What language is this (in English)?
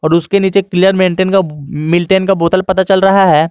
Hindi